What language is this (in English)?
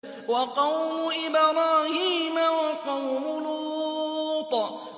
Arabic